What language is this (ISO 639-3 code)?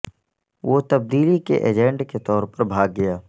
urd